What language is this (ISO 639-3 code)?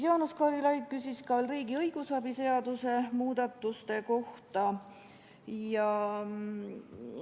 est